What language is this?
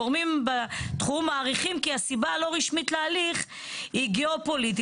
Hebrew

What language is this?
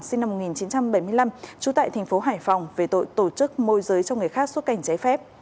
Vietnamese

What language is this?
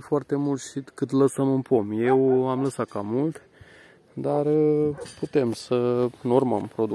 Romanian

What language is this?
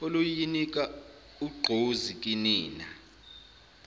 Zulu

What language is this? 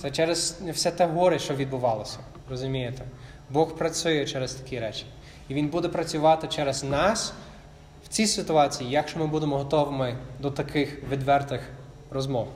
Ukrainian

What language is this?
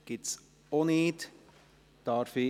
Swiss German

